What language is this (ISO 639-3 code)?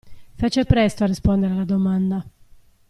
ita